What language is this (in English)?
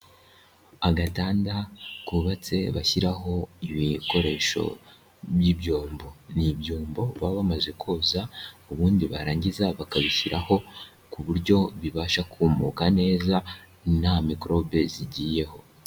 Kinyarwanda